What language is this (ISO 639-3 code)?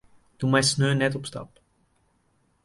fry